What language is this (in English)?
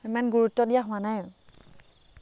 Assamese